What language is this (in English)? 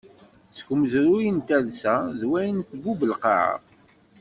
Kabyle